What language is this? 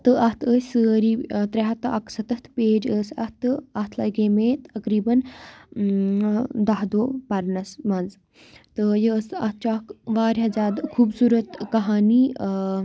Kashmiri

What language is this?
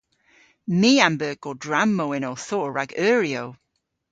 Cornish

